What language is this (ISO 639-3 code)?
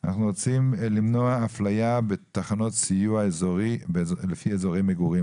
heb